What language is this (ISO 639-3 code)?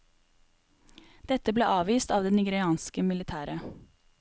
nor